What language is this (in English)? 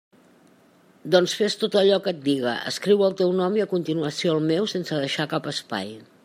Catalan